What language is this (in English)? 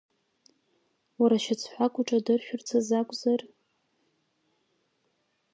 Abkhazian